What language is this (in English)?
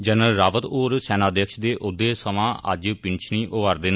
Dogri